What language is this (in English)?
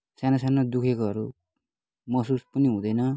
Nepali